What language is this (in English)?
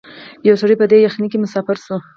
Pashto